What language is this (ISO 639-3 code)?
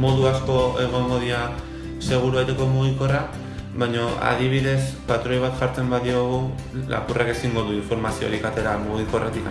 eus